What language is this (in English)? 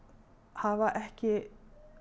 Icelandic